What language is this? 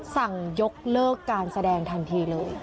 Thai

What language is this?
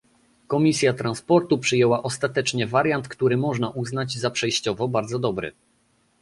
Polish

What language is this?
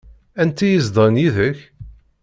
Kabyle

